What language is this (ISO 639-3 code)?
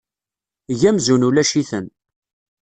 kab